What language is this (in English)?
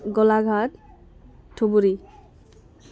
Bodo